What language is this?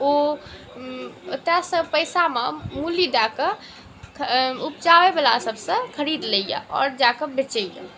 Maithili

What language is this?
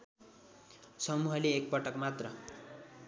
Nepali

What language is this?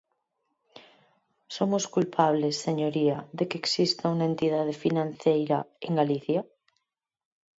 Galician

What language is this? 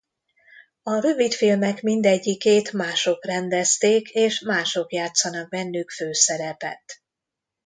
Hungarian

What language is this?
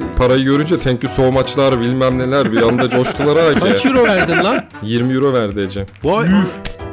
Turkish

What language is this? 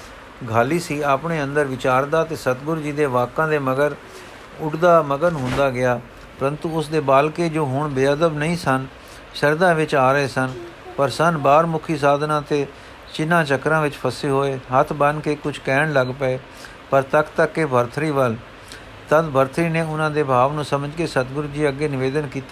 Punjabi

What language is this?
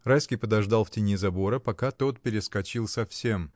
Russian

